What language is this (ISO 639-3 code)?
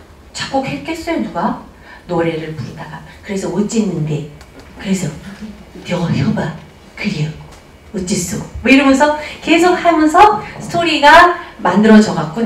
kor